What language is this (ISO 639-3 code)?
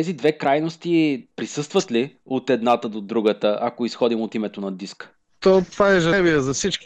bul